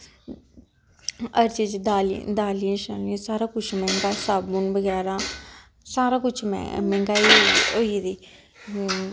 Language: Dogri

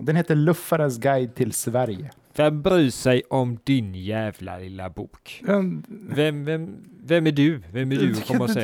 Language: Swedish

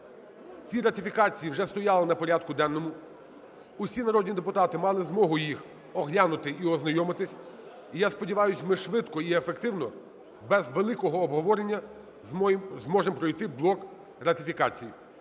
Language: Ukrainian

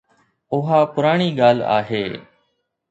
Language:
Sindhi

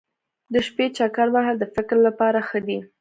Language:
Pashto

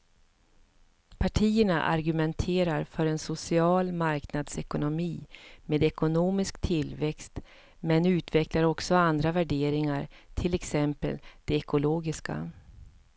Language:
Swedish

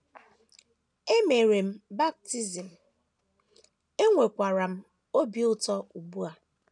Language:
Igbo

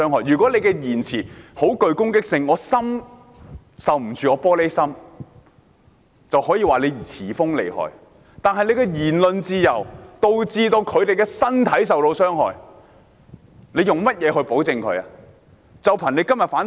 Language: Cantonese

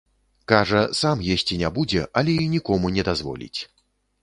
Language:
Belarusian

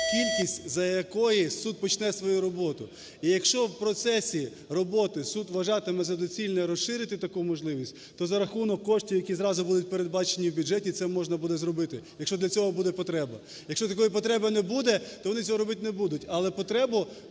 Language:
Ukrainian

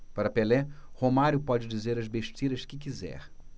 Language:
Portuguese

